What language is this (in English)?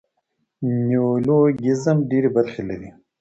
Pashto